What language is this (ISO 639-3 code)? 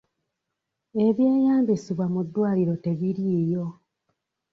lug